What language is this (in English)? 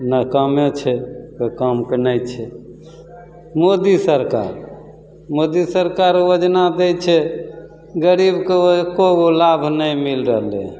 Maithili